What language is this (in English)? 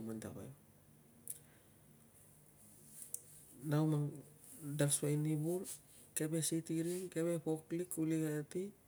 Tungag